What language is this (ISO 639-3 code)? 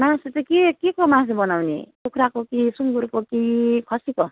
nep